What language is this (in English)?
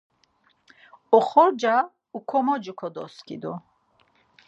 Laz